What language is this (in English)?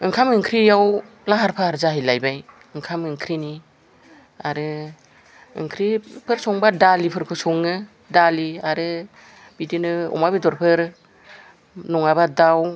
Bodo